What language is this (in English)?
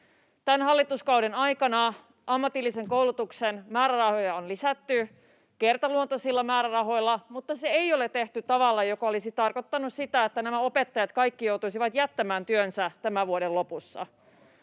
Finnish